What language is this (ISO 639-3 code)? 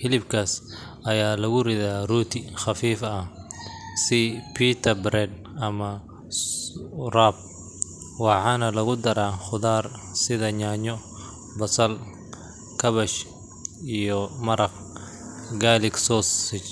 som